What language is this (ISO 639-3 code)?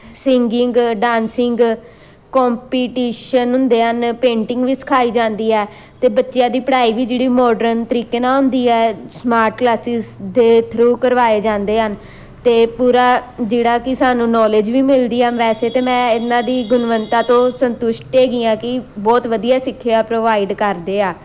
pan